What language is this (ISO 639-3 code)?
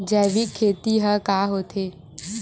hne